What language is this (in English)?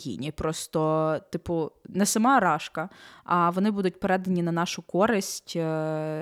Ukrainian